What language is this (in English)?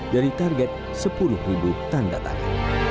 Indonesian